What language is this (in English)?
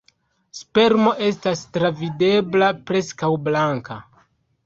Esperanto